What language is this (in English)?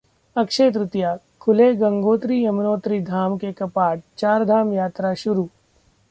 Hindi